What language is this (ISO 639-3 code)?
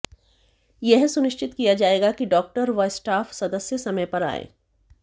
hin